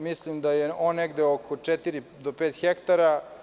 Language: Serbian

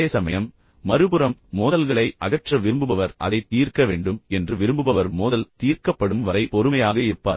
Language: Tamil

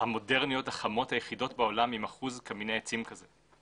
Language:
Hebrew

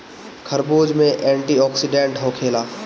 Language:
Bhojpuri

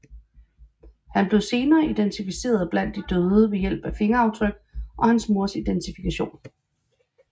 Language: Danish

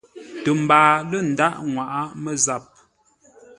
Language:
Ngombale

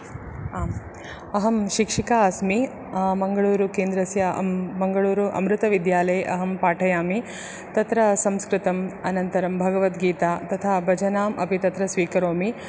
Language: Sanskrit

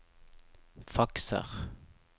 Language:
Norwegian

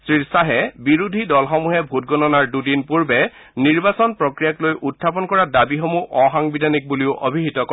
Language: Assamese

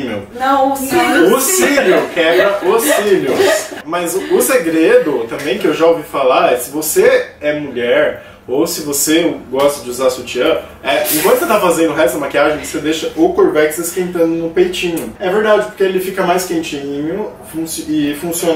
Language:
Portuguese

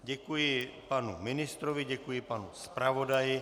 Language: Czech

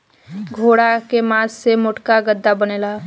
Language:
Bhojpuri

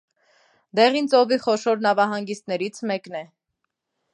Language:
Armenian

